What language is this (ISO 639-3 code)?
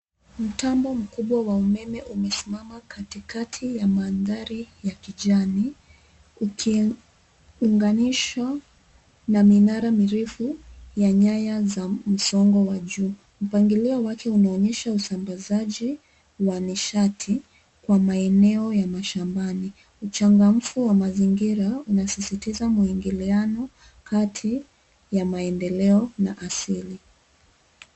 swa